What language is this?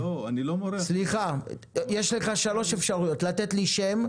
Hebrew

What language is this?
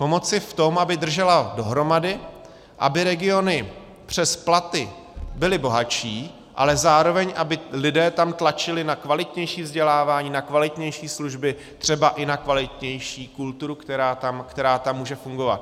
Czech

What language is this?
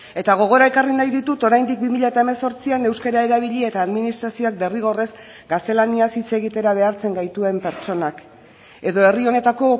Basque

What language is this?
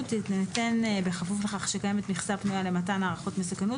Hebrew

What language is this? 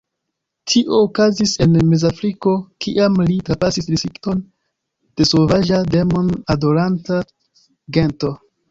Esperanto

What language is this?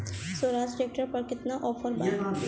Bhojpuri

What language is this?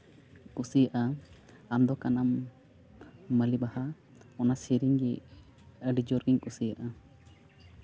Santali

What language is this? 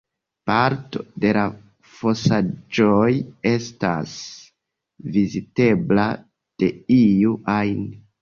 Esperanto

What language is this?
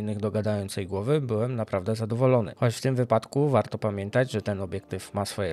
Polish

